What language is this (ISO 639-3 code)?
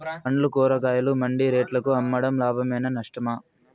tel